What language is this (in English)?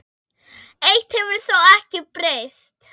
Icelandic